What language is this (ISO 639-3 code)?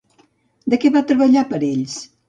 cat